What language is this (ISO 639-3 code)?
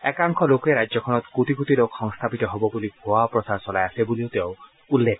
asm